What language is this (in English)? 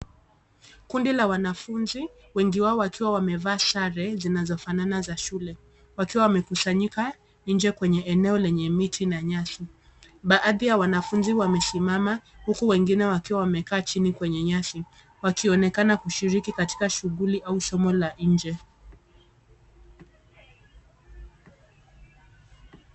Swahili